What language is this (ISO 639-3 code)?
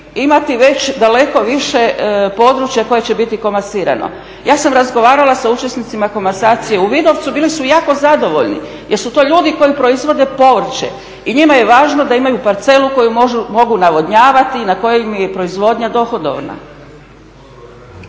hrv